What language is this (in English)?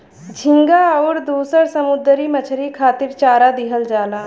Bhojpuri